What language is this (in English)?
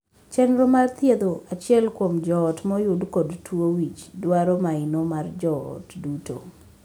Luo (Kenya and Tanzania)